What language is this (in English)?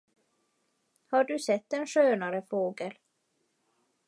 Swedish